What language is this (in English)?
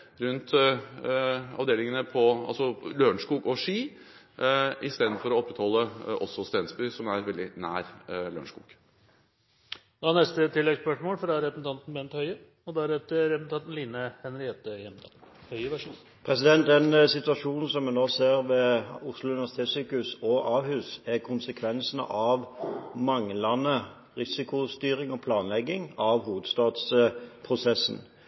Norwegian